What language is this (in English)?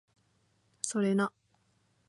Japanese